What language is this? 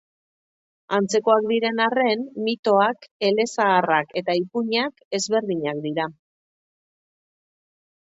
Basque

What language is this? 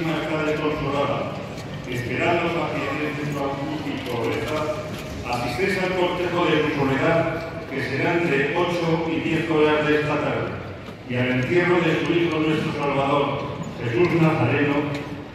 Spanish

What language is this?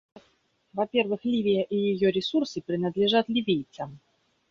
Russian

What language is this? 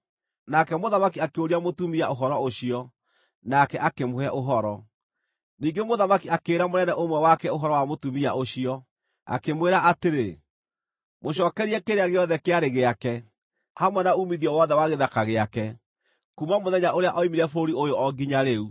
Kikuyu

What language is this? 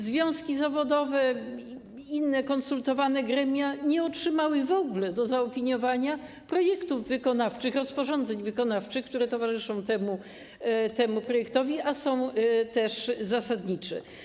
Polish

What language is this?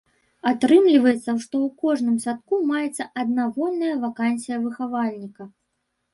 Belarusian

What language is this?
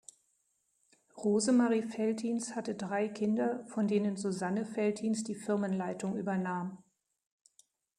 German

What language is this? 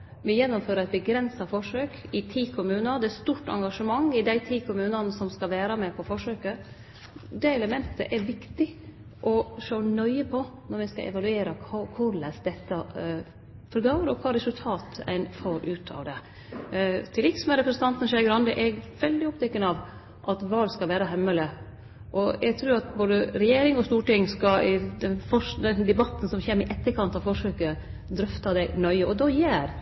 Norwegian Nynorsk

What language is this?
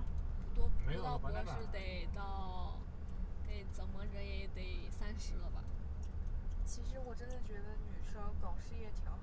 Chinese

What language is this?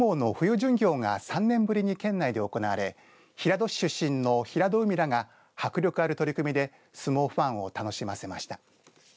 Japanese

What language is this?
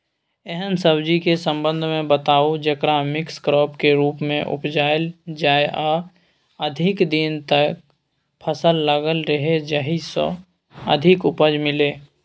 Maithili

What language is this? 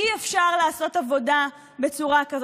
Hebrew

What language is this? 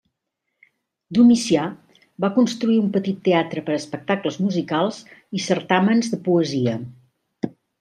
Catalan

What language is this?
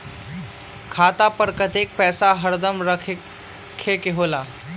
Magahi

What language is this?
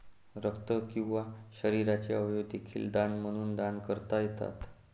Marathi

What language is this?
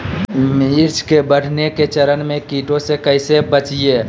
Magahi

